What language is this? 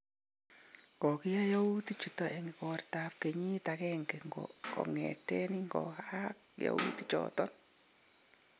Kalenjin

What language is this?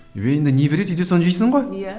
Kazakh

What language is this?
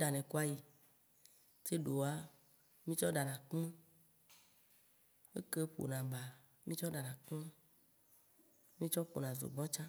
Waci Gbe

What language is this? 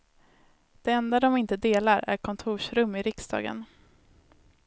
Swedish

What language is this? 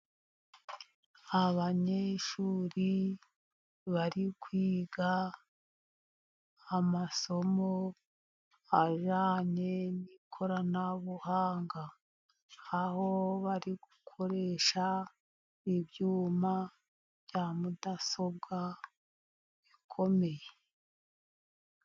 Kinyarwanda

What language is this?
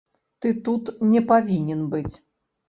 Belarusian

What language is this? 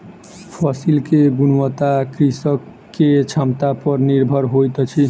Maithili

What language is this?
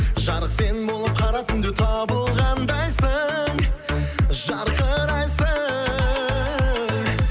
Kazakh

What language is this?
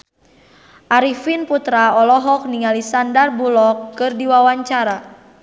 Sundanese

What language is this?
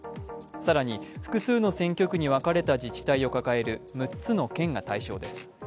Japanese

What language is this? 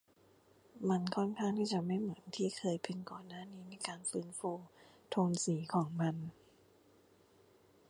Thai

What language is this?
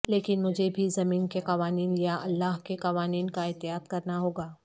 Urdu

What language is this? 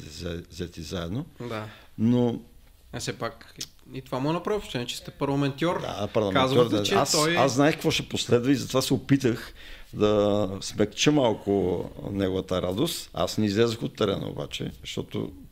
Bulgarian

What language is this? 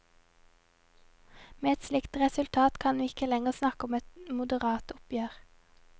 Norwegian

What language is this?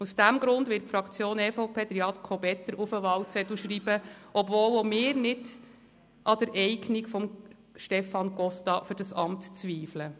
Swiss German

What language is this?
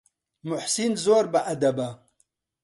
Central Kurdish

